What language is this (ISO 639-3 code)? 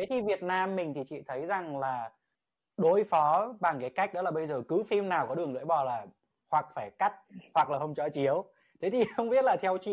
vie